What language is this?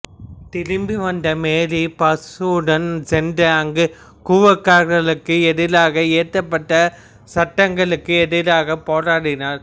Tamil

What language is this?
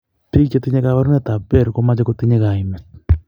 Kalenjin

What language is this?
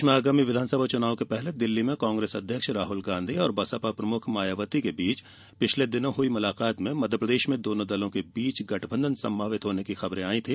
Hindi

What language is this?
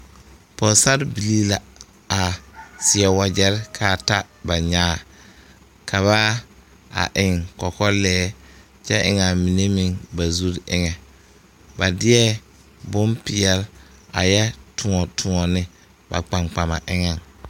Southern Dagaare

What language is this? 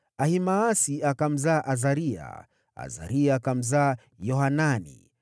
Swahili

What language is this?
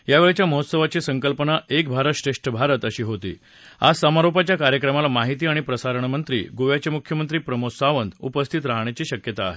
Marathi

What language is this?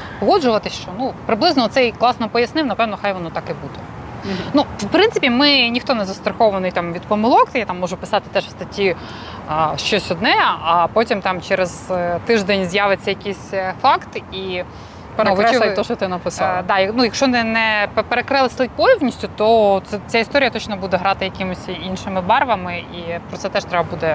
Ukrainian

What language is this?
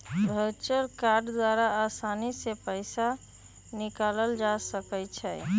Magahi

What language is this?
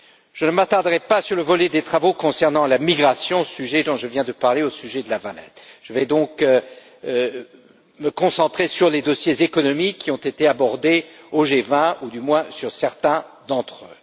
French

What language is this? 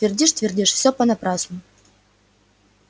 Russian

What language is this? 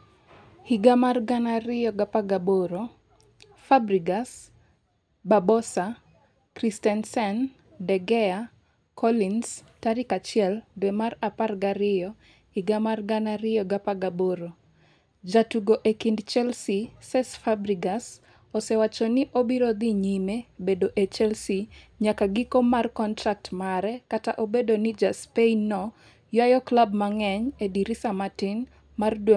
Luo (Kenya and Tanzania)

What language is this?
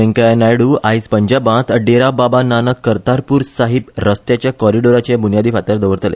Konkani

